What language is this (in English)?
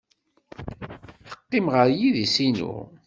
Kabyle